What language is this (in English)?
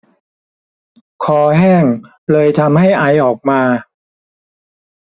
Thai